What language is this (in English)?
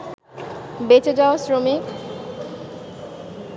Bangla